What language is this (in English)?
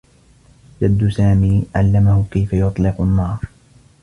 Arabic